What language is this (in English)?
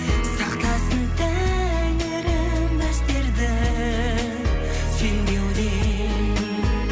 Kazakh